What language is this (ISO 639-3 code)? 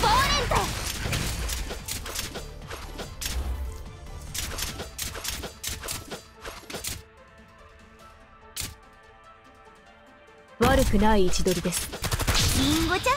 jpn